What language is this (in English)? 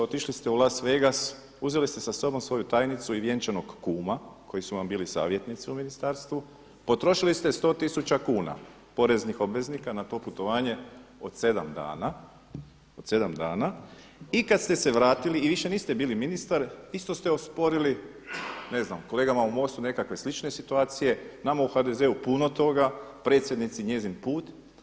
Croatian